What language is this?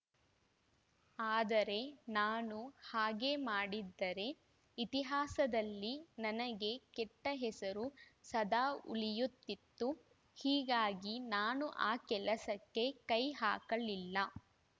Kannada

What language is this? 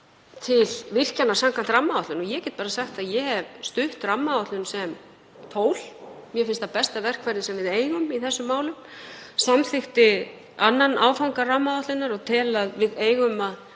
Icelandic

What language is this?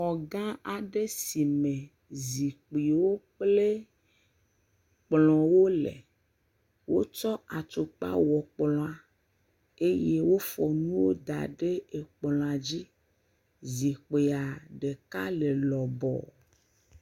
Ewe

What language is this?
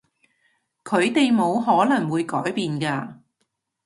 Cantonese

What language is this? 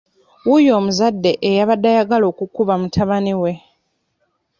Ganda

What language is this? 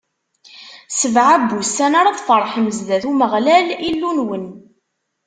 Kabyle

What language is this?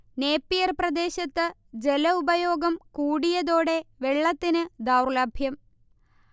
Malayalam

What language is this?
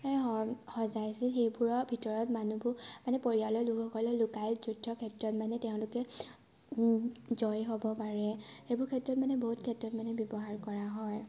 Assamese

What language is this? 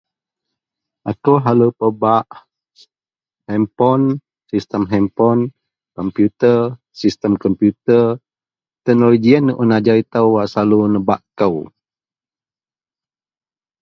Central Melanau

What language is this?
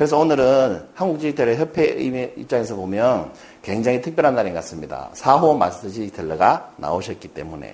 Korean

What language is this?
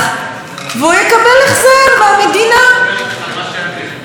Hebrew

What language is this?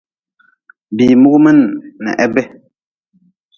Nawdm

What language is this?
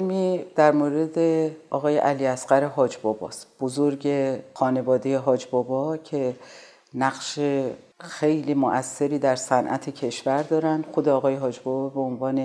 Persian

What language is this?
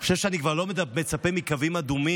Hebrew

